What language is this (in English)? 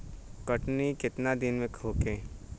Bhojpuri